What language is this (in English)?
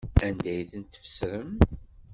Kabyle